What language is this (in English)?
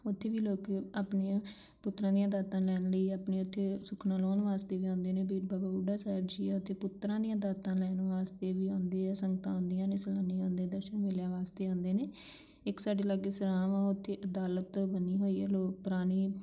Punjabi